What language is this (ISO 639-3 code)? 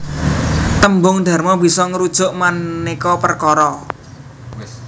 jav